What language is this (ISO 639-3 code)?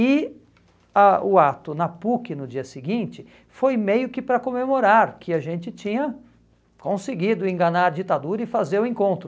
por